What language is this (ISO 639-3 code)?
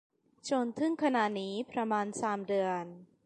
tha